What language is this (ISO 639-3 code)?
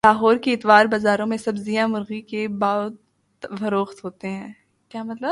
urd